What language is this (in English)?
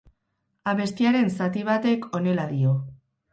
Basque